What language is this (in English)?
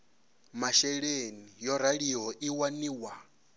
Venda